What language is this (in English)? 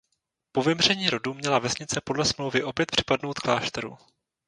Czech